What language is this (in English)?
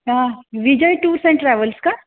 Marathi